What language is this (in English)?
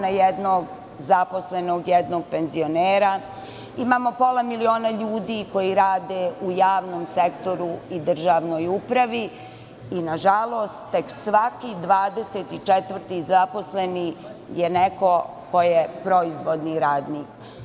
Serbian